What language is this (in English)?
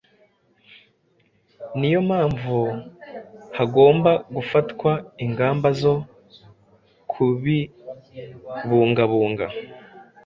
Kinyarwanda